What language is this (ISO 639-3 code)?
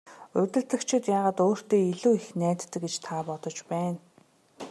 mon